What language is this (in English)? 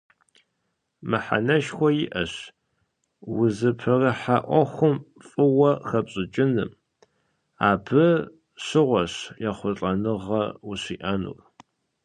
Kabardian